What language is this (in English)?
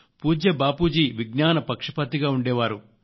Telugu